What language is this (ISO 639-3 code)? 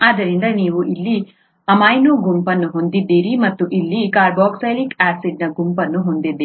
kan